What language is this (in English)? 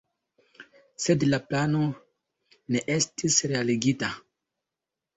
Esperanto